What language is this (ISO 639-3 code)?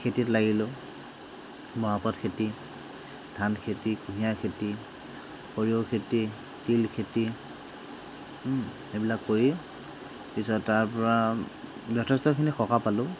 asm